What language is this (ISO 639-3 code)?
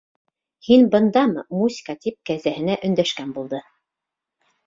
bak